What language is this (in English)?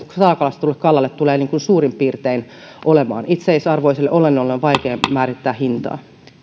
Finnish